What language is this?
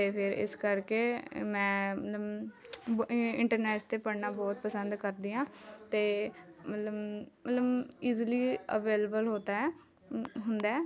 Punjabi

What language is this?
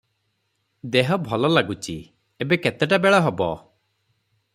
Odia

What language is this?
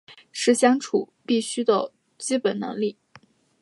Chinese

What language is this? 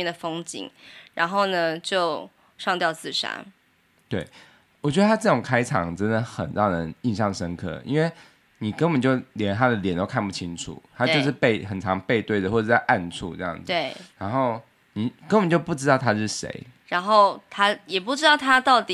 Chinese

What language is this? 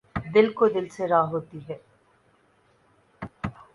Urdu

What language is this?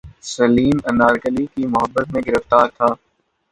Urdu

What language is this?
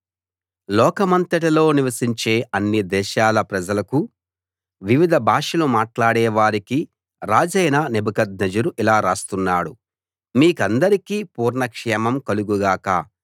Telugu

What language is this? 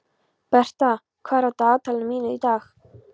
Icelandic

